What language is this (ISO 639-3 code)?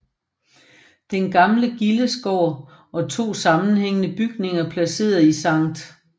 dan